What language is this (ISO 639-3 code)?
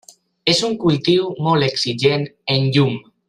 cat